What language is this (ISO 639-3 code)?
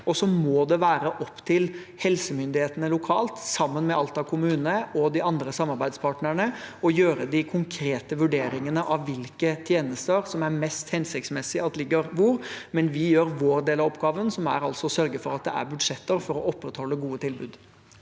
nor